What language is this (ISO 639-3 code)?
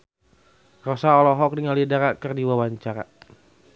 sun